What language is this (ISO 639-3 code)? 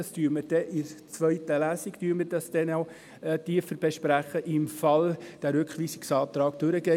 gsw